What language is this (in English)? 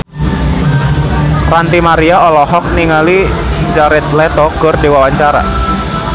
Sundanese